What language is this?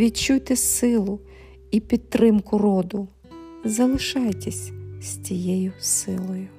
Ukrainian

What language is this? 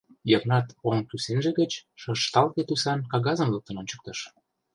Mari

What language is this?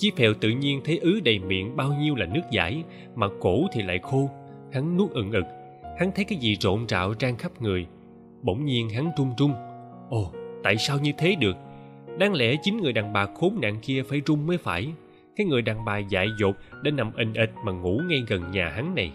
Vietnamese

